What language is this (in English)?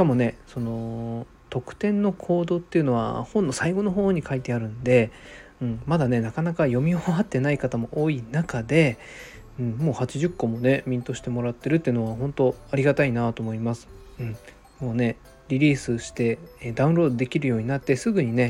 Japanese